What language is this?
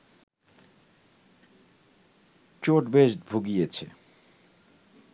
Bangla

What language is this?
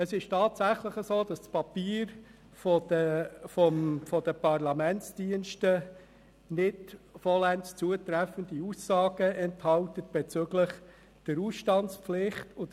Swiss German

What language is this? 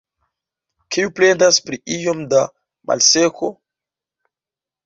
Esperanto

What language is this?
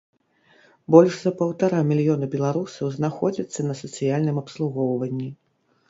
Belarusian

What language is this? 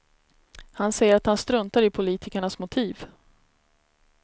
Swedish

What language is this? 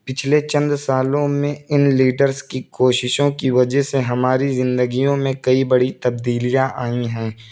Urdu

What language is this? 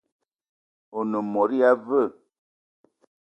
Eton (Cameroon)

